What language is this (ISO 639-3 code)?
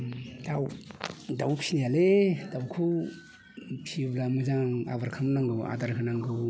brx